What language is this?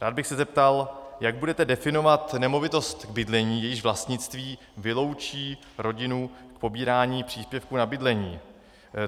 Czech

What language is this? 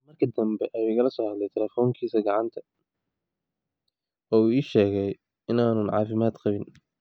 Somali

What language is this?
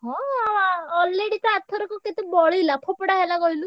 Odia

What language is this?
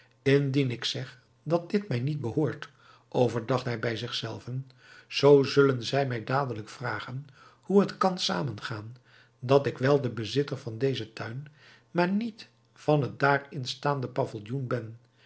Dutch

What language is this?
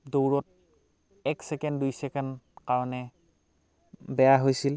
Assamese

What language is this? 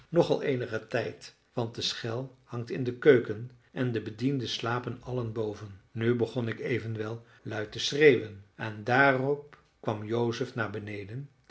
Dutch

